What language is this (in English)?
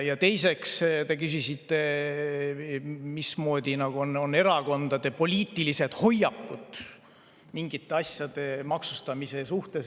Estonian